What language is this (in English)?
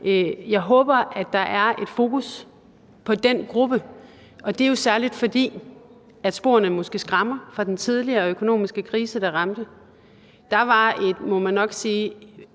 Danish